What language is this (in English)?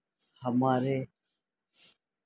Urdu